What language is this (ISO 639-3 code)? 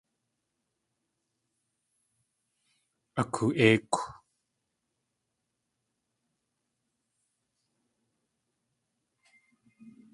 tli